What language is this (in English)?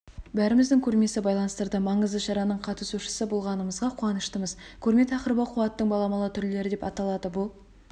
Kazakh